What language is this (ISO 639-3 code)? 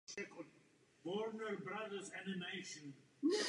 ces